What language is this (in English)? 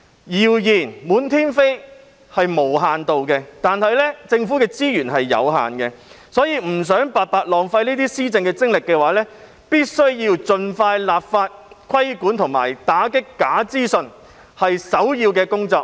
Cantonese